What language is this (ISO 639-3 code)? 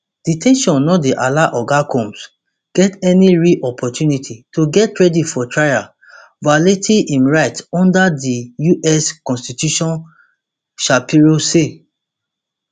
pcm